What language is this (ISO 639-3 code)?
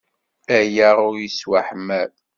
kab